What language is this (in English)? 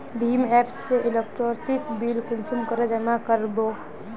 Magahi